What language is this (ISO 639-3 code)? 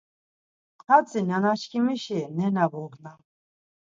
lzz